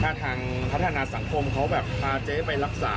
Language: Thai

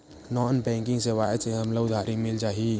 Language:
Chhattisgarhi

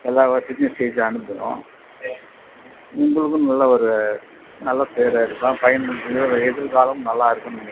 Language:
Tamil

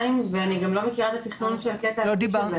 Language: Hebrew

